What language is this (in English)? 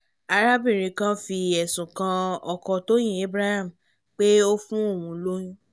Yoruba